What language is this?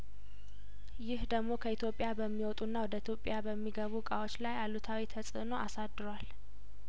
Amharic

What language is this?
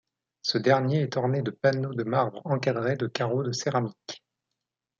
French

